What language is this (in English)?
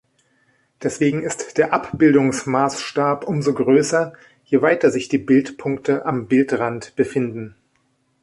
German